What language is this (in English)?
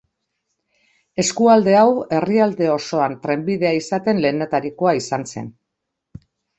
Basque